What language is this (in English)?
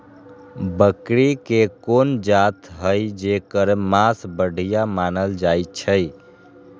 Magahi